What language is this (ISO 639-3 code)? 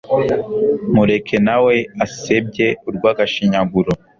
kin